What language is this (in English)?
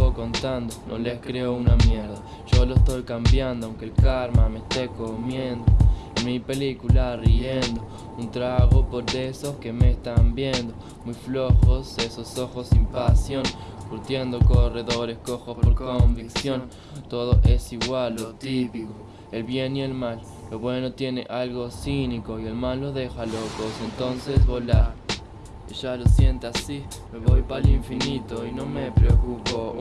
Spanish